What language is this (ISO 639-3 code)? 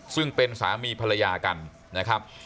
tha